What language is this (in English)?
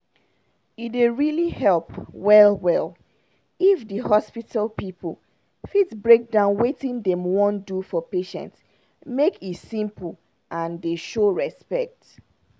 Nigerian Pidgin